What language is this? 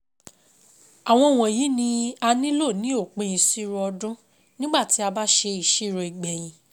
Yoruba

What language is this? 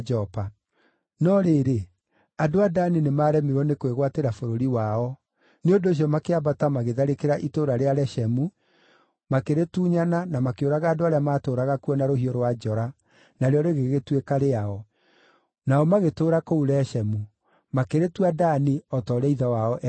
Kikuyu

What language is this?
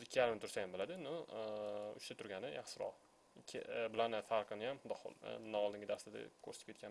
Turkish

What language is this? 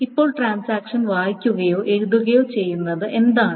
Malayalam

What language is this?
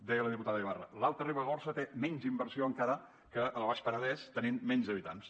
Catalan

